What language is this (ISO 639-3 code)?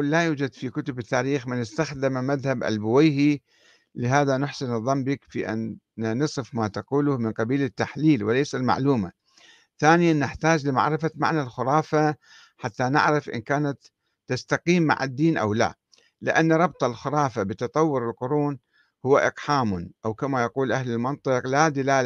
ara